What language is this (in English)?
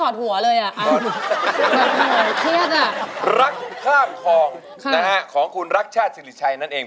Thai